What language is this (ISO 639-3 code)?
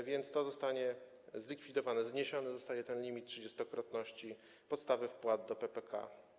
pol